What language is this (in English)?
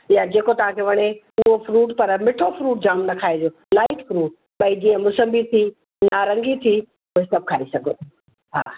Sindhi